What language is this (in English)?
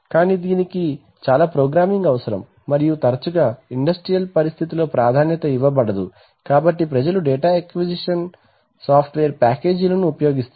Telugu